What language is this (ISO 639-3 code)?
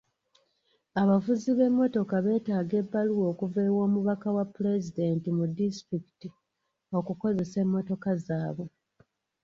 lug